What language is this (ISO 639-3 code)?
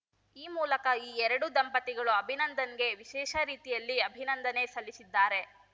kan